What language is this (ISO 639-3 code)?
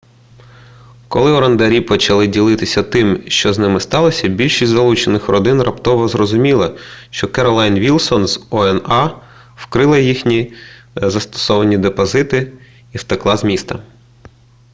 ukr